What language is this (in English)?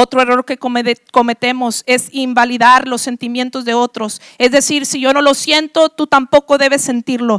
Spanish